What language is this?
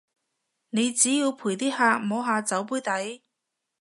Cantonese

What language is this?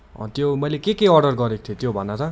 Nepali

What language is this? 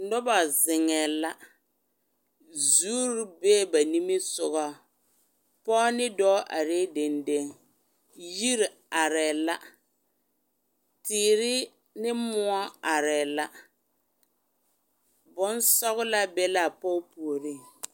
Southern Dagaare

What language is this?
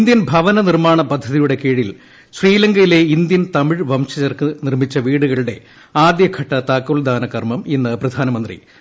Malayalam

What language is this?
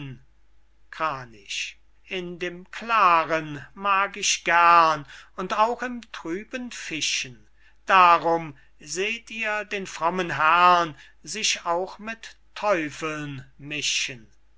German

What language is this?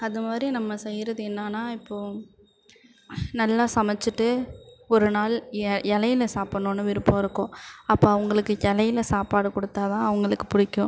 Tamil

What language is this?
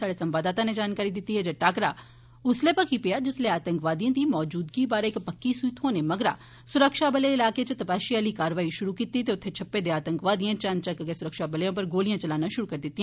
Dogri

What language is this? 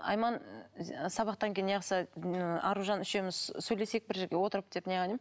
Kazakh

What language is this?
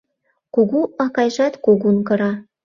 Mari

